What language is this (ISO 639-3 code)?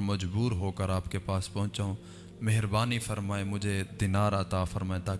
urd